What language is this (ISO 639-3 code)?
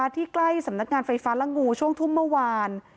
tha